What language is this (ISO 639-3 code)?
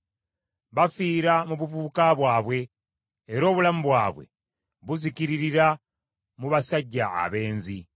lug